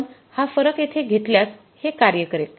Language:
Marathi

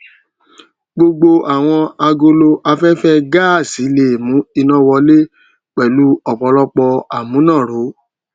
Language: Yoruba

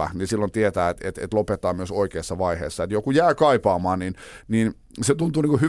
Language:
Finnish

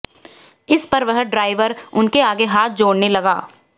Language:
Hindi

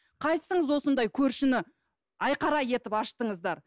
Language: Kazakh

